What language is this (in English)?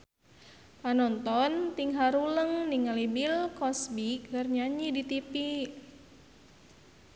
Sundanese